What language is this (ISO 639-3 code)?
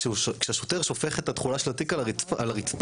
heb